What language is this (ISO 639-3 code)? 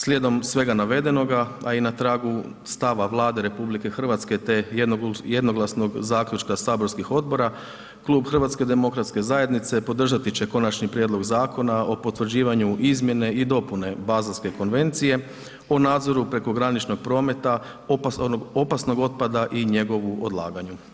hrv